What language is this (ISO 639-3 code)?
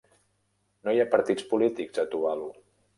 cat